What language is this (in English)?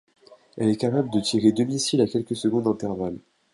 French